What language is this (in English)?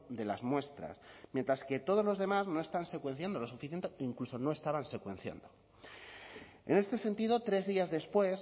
Spanish